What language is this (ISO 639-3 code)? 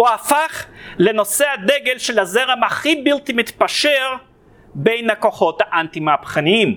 heb